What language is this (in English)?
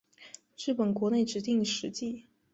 Chinese